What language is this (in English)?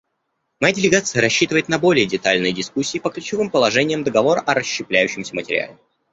Russian